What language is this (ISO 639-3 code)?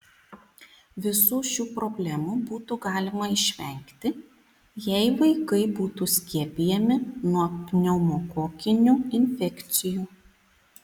lit